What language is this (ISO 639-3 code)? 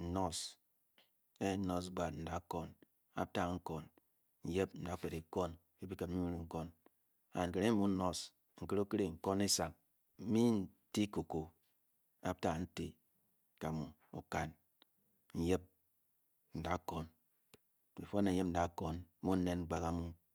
bky